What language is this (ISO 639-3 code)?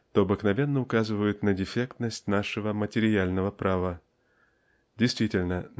rus